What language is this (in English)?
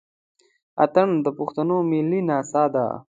Pashto